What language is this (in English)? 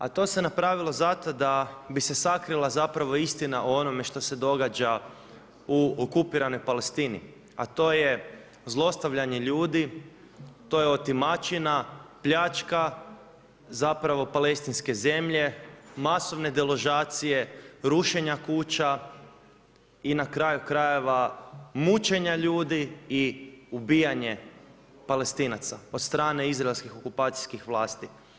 Croatian